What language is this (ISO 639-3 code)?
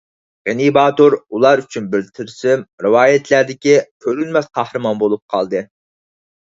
uig